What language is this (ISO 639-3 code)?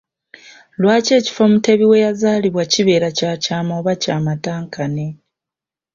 lug